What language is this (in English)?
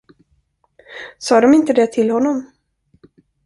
Swedish